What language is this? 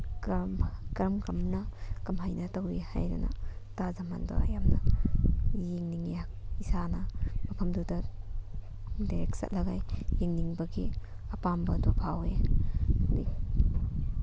Manipuri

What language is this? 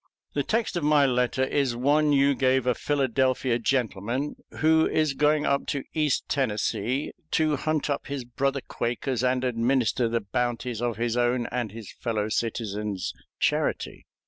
English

